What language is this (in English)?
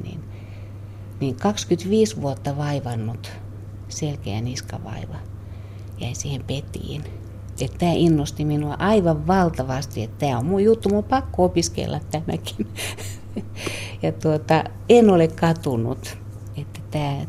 Finnish